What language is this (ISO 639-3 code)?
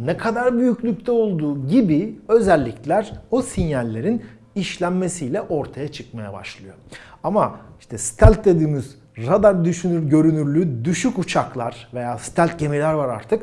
tur